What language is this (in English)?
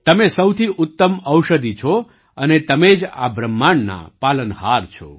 Gujarati